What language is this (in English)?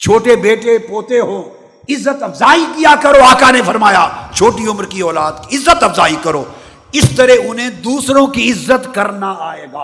Urdu